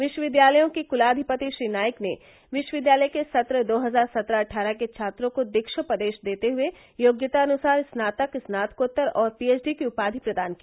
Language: Hindi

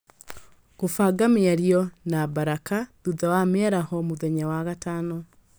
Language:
Kikuyu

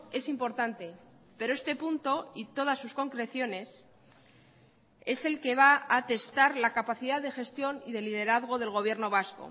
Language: Spanish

